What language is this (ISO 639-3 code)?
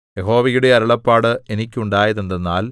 mal